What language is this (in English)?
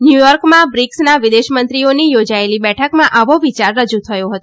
Gujarati